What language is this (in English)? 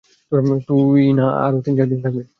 Bangla